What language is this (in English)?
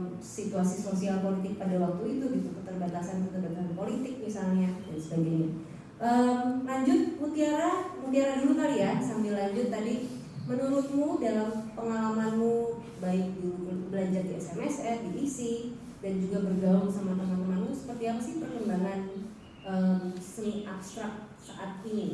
Indonesian